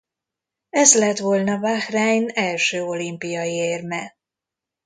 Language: Hungarian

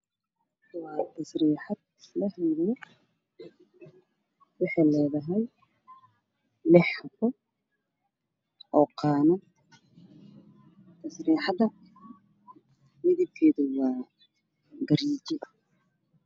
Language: Somali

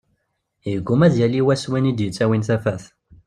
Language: Kabyle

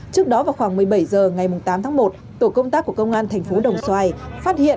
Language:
Vietnamese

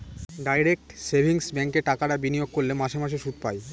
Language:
Bangla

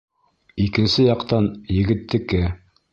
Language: Bashkir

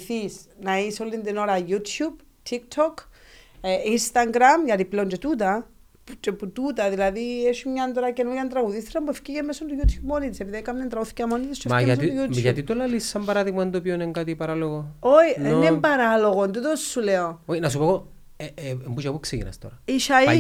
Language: Greek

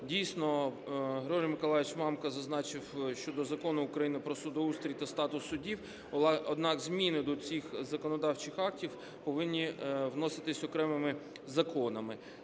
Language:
Ukrainian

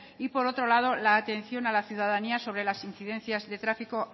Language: Spanish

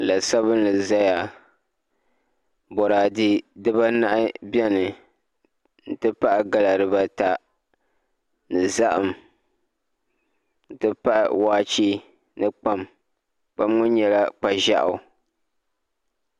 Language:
Dagbani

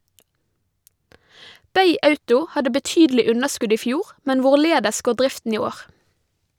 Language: Norwegian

